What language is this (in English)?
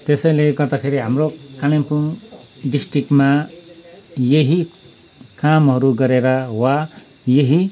Nepali